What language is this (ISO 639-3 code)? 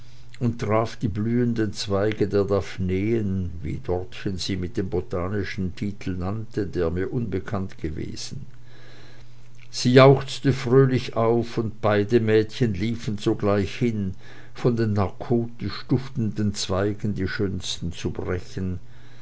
deu